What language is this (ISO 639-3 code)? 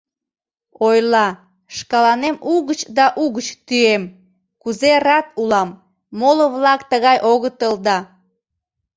chm